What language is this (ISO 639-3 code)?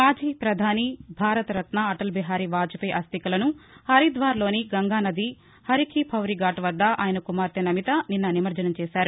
tel